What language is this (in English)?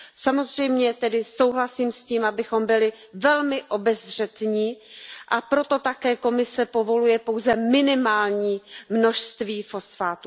Czech